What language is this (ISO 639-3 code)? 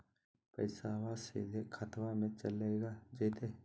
mag